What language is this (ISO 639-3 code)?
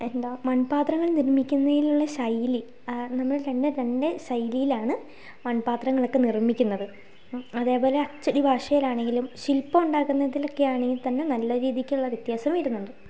mal